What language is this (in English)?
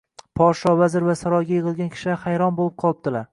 Uzbek